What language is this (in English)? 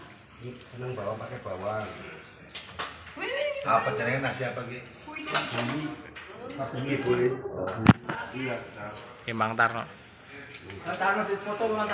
Indonesian